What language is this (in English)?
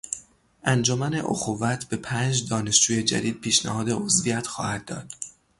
Persian